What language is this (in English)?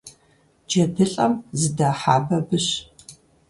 Kabardian